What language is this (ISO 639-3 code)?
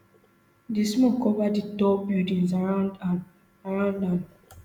pcm